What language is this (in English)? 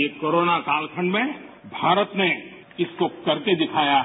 Hindi